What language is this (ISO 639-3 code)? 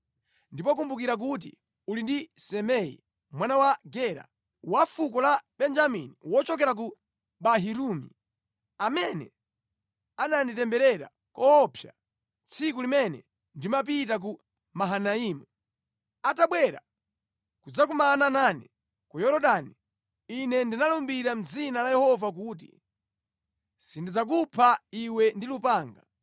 nya